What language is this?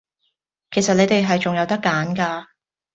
Cantonese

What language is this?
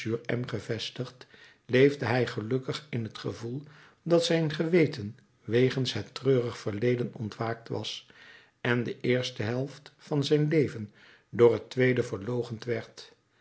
Dutch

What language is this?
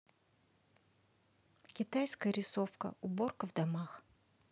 Russian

